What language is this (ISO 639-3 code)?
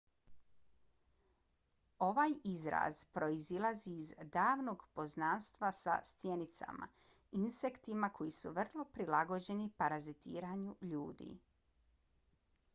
bos